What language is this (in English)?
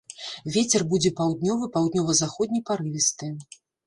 Belarusian